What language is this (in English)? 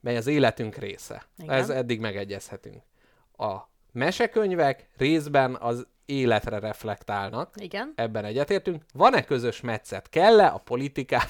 Hungarian